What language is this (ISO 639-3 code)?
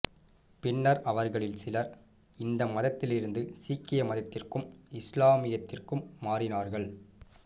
tam